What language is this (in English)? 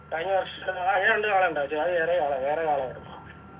Malayalam